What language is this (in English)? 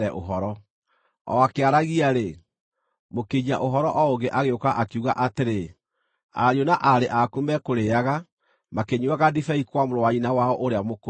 Kikuyu